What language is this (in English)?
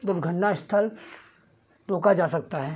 Hindi